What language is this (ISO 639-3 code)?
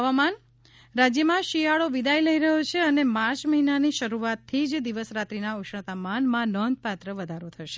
guj